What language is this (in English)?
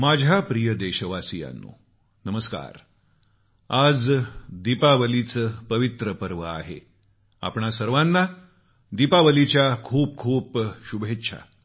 Marathi